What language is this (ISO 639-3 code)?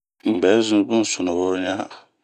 bmq